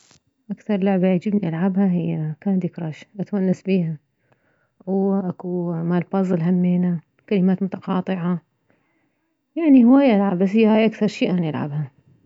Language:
Mesopotamian Arabic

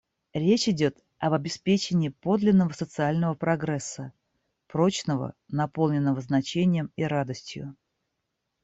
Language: Russian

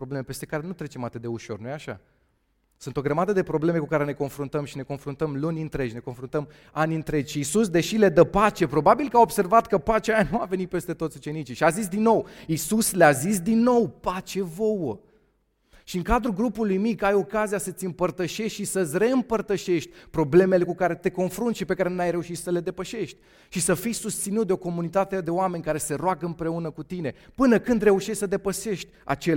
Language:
Romanian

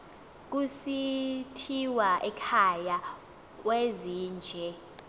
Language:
Xhosa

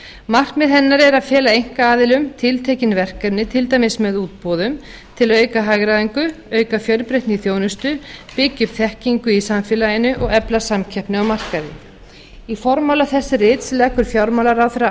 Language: Icelandic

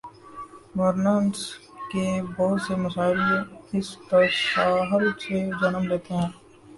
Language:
Urdu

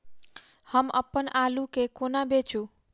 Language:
Maithili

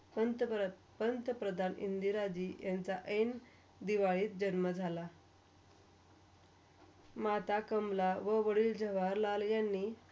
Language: Marathi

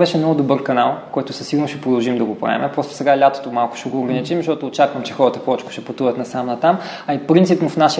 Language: Bulgarian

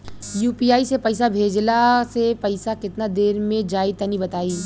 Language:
Bhojpuri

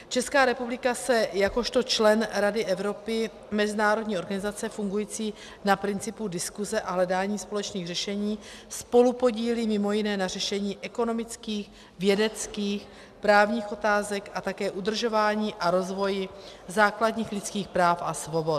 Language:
Czech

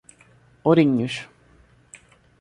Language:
Portuguese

